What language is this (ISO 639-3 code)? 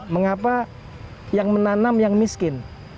ind